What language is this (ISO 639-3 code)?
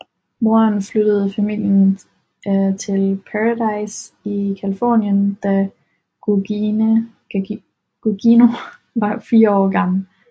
dan